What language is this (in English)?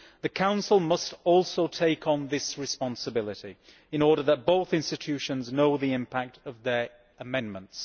English